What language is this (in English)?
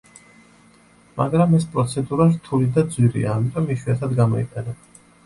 Georgian